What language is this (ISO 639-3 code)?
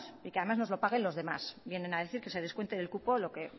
spa